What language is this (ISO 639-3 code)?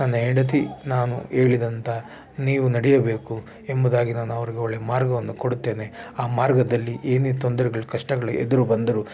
kan